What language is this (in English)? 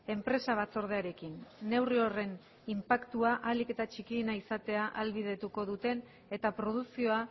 Basque